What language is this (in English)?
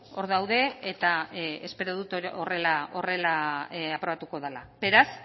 Basque